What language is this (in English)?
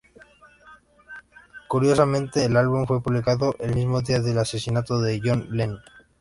Spanish